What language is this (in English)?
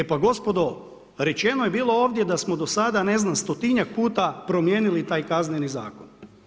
Croatian